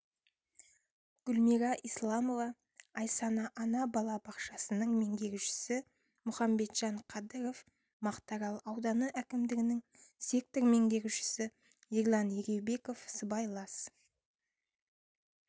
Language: Kazakh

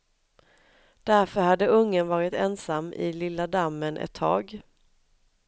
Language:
Swedish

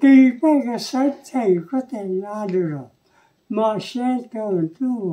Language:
Thai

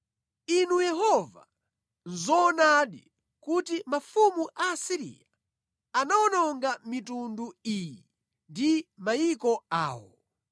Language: Nyanja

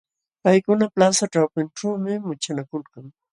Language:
Jauja Wanca Quechua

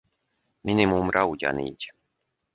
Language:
Hungarian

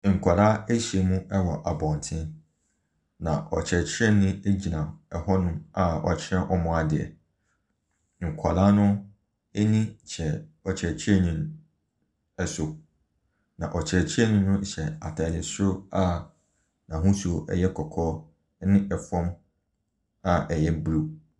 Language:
Akan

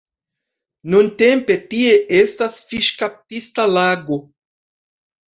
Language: Esperanto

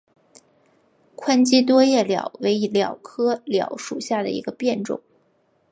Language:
Chinese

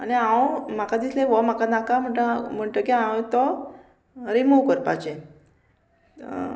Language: Konkani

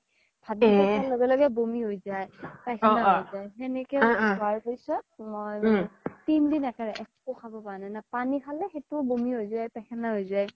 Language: Assamese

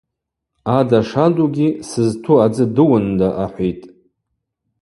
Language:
Abaza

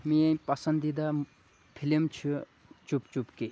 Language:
Kashmiri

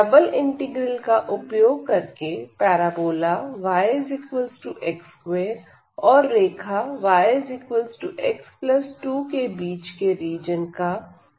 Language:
Hindi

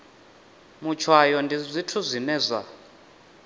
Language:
Venda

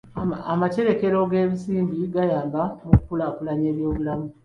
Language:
Ganda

